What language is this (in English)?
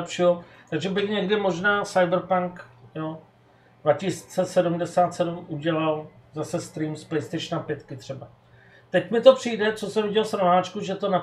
Czech